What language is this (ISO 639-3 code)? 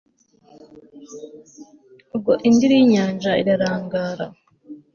kin